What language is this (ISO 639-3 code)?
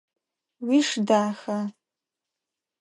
ady